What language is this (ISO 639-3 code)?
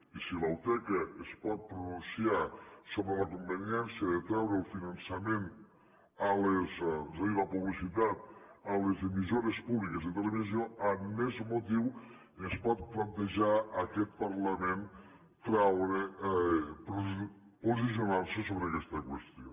cat